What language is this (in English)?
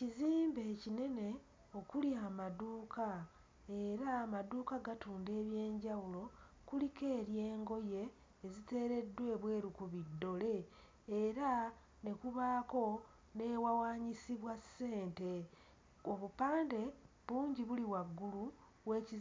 Ganda